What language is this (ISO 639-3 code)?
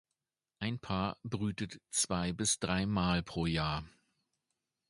deu